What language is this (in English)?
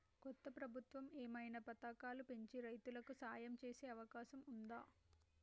Telugu